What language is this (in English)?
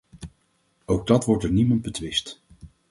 Dutch